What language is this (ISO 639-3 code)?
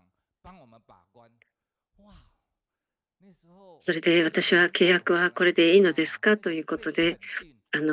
jpn